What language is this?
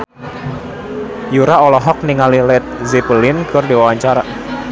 Sundanese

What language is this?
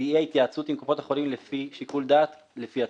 Hebrew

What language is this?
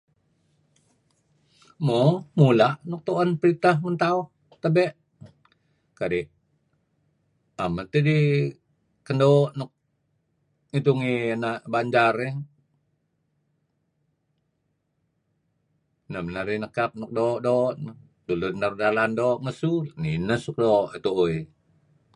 Kelabit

